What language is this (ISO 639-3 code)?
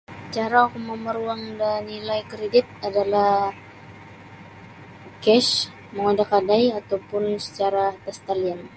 bsy